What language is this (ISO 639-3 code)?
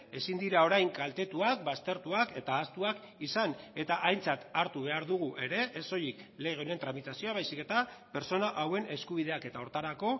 eus